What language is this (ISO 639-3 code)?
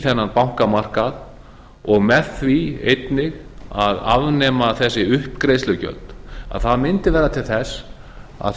isl